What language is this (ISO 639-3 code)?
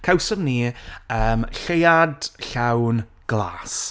cym